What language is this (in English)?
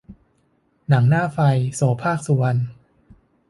Thai